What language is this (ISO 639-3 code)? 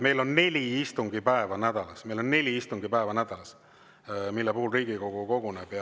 est